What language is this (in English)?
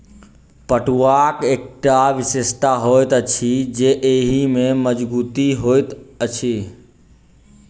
Maithili